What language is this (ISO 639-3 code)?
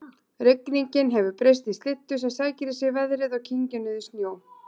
isl